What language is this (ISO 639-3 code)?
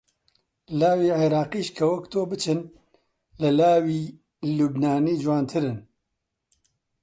ckb